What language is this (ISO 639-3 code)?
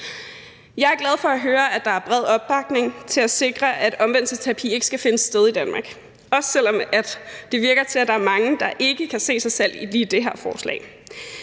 dan